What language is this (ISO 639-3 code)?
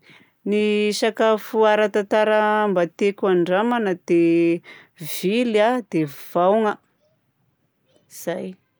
bzc